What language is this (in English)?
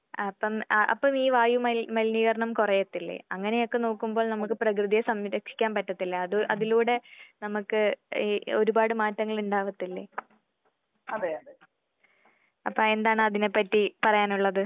Malayalam